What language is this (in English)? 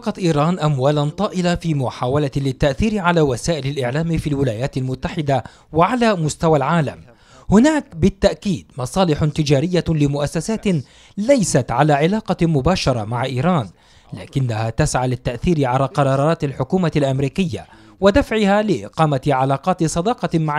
Arabic